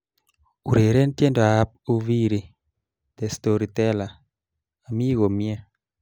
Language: Kalenjin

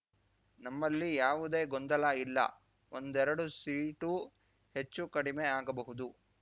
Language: Kannada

